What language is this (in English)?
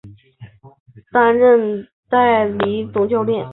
Chinese